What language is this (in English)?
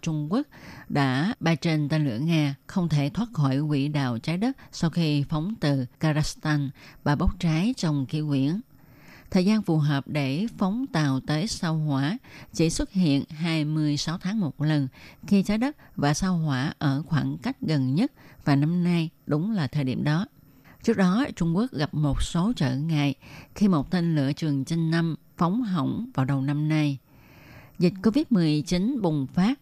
Vietnamese